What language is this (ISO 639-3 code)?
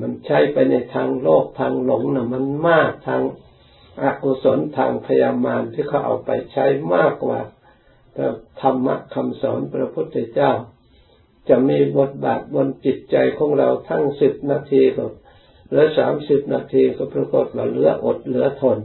tha